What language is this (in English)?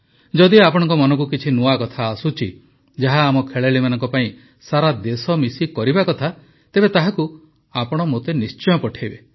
Odia